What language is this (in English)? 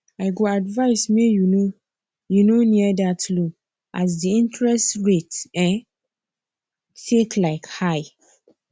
Nigerian Pidgin